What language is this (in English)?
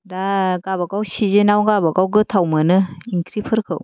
Bodo